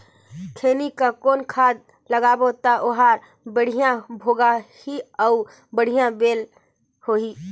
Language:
Chhattisgarhi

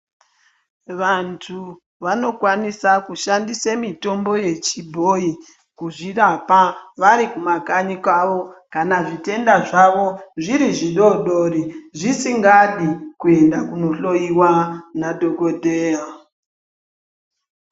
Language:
Ndau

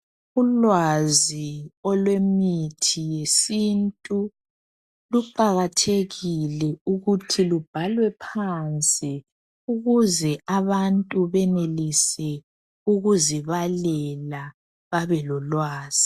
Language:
North Ndebele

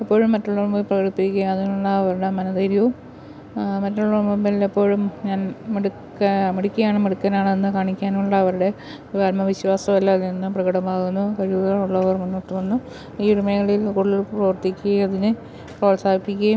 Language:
Malayalam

